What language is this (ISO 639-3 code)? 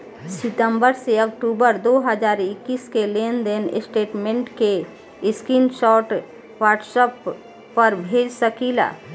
bho